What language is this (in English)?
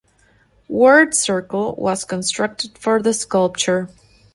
English